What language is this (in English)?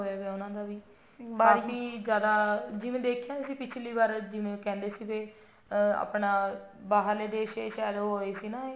Punjabi